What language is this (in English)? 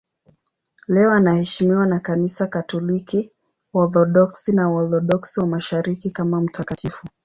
Swahili